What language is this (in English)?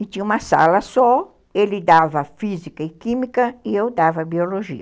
Portuguese